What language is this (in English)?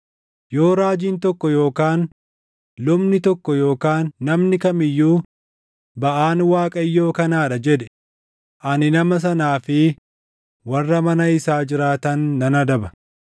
Oromo